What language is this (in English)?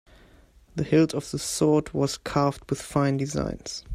English